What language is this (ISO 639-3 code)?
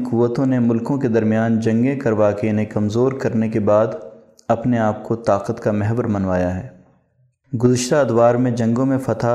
urd